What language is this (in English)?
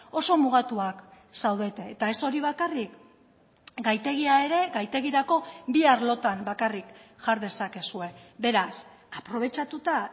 Basque